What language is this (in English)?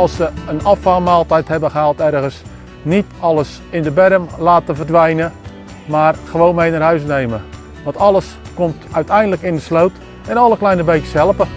Dutch